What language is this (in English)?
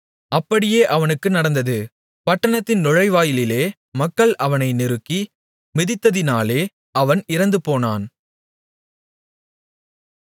Tamil